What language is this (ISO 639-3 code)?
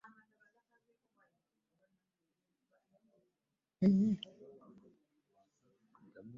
lug